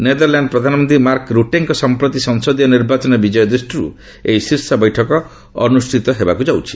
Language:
Odia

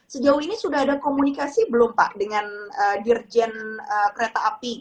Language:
Indonesian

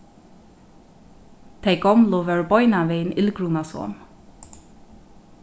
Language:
Faroese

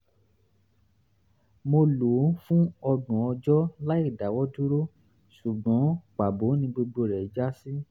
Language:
Yoruba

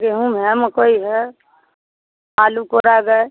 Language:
Hindi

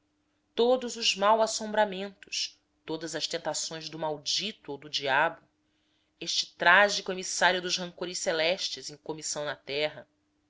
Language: Portuguese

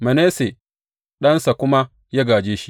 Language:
Hausa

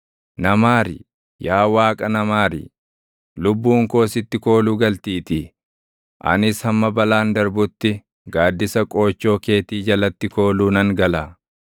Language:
Oromo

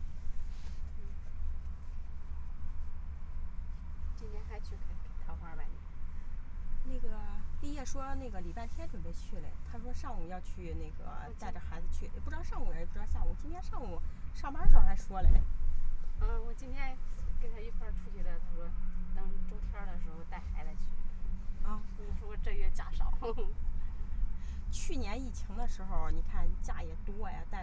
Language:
Chinese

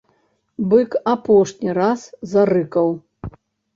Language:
Belarusian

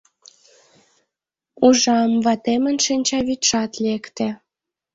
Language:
Mari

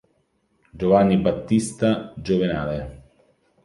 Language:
Italian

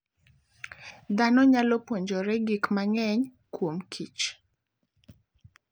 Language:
Luo (Kenya and Tanzania)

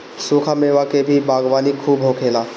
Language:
Bhojpuri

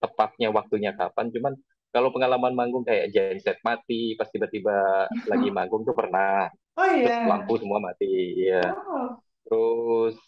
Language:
Indonesian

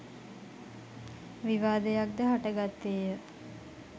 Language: Sinhala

